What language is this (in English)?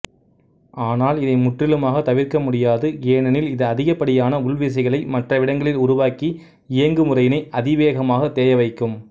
Tamil